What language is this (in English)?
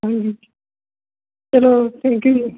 Punjabi